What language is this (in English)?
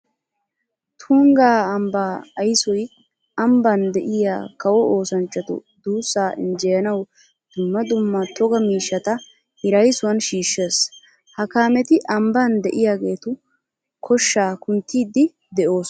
Wolaytta